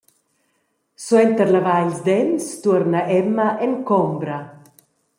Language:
Romansh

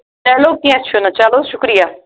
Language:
Kashmiri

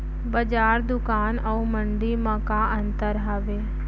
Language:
Chhattisgarhi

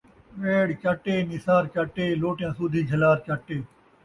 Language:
Saraiki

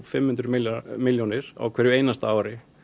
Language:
Icelandic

